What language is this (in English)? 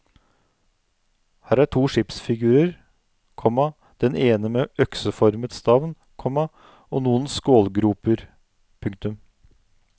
Norwegian